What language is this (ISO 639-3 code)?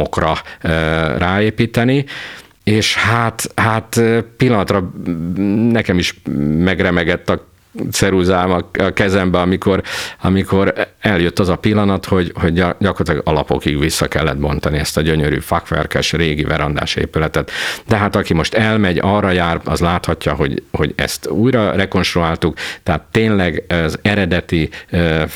hun